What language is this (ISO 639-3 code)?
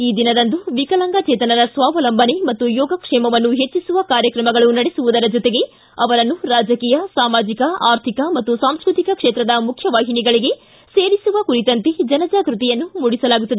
kan